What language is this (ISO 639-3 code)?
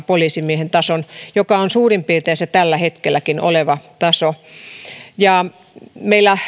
fin